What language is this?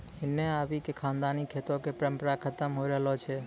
Maithili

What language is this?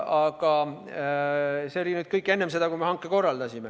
Estonian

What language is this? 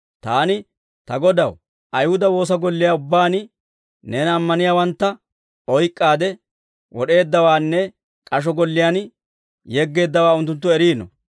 Dawro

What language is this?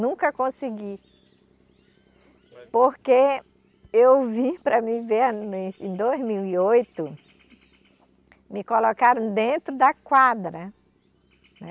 Portuguese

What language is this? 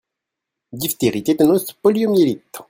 French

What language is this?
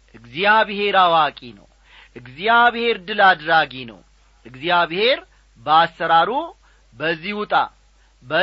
Amharic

